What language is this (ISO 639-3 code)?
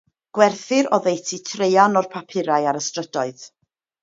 cym